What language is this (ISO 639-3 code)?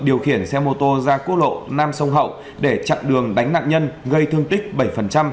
vie